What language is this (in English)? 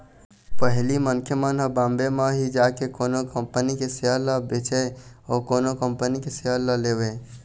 Chhattisgarhi